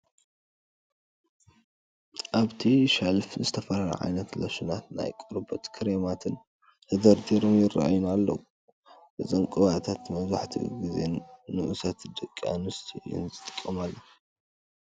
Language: Tigrinya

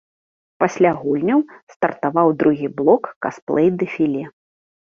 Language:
Belarusian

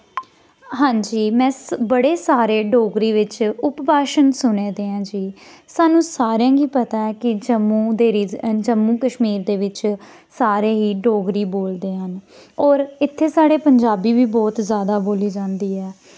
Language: Dogri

